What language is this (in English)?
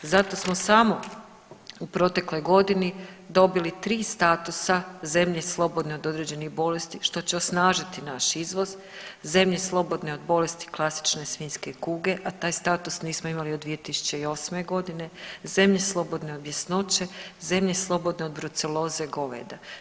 Croatian